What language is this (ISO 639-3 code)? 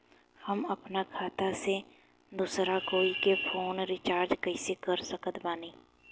bho